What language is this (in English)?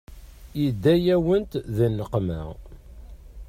Kabyle